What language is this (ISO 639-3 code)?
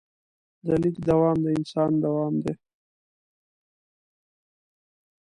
pus